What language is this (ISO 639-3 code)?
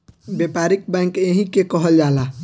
bho